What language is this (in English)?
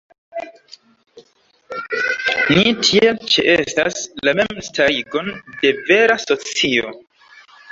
Esperanto